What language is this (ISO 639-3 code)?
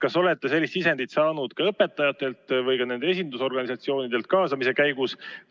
est